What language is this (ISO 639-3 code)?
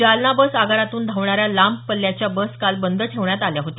mar